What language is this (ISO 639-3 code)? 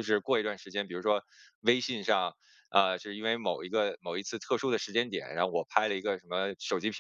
zho